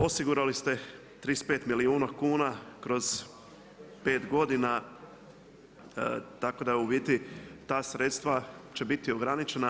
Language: Croatian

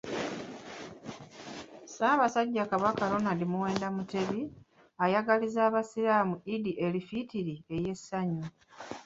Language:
Ganda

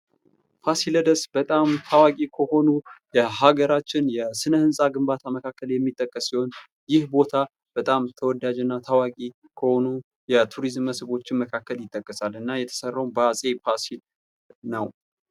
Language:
Amharic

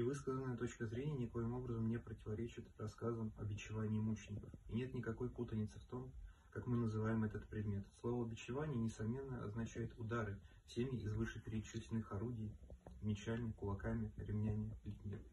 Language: Russian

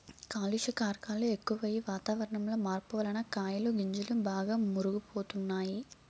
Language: Telugu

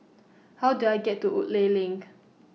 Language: English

